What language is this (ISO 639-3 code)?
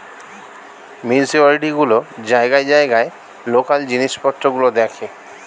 ben